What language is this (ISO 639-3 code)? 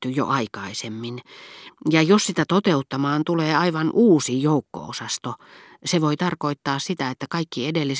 fin